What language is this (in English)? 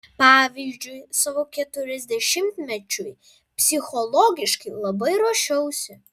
Lithuanian